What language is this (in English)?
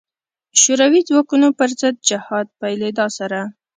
Pashto